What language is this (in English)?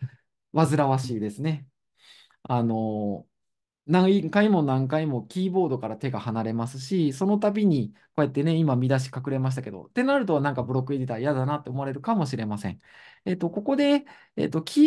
Japanese